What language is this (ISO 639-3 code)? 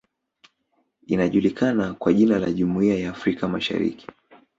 swa